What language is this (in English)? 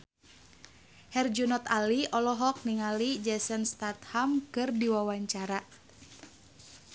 Sundanese